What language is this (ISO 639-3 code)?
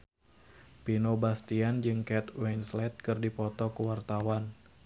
sun